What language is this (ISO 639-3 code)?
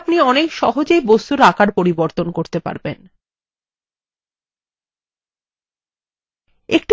ben